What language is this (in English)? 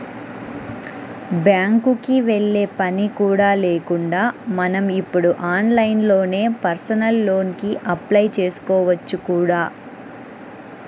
Telugu